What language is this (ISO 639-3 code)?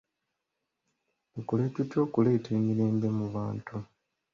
lug